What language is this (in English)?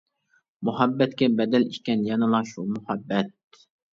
Uyghur